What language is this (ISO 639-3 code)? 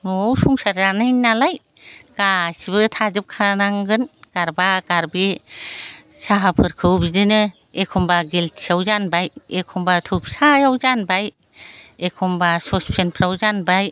brx